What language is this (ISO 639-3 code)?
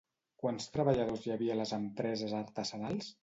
cat